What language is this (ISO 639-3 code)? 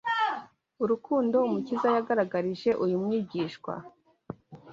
kin